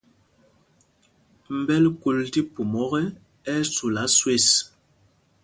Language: Mpumpong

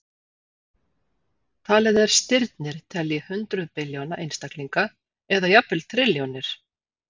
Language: Icelandic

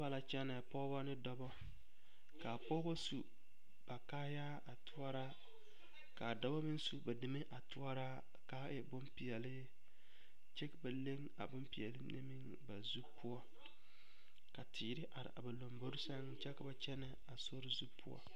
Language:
Southern Dagaare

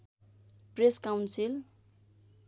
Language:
Nepali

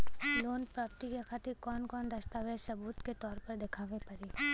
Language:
Bhojpuri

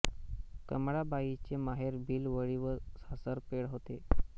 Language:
Marathi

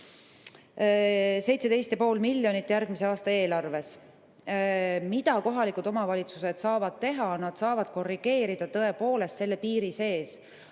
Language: Estonian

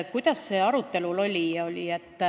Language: Estonian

